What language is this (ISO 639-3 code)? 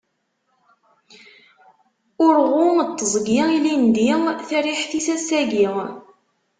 kab